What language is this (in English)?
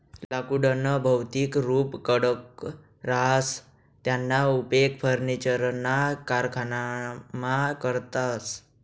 Marathi